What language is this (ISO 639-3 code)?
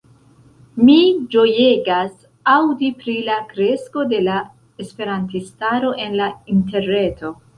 epo